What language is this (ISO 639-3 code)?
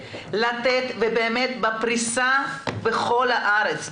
heb